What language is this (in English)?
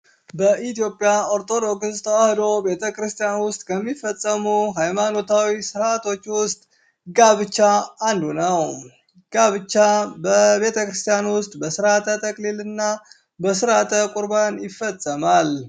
Amharic